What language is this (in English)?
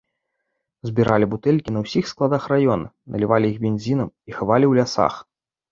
Belarusian